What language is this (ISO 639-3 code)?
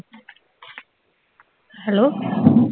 pan